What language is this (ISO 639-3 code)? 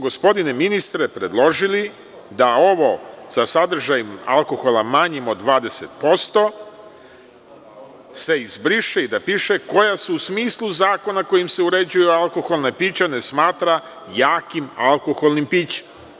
srp